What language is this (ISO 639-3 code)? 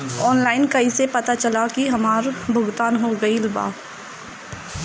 bho